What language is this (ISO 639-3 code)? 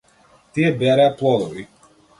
mkd